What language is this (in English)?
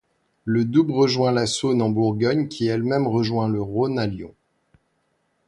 French